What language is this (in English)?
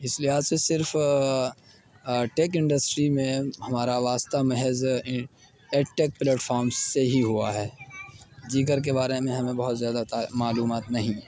Urdu